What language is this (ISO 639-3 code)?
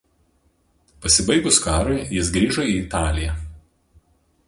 lit